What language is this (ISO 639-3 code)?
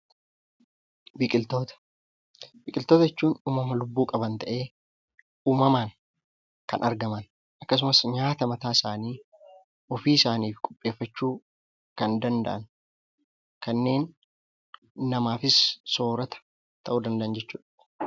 orm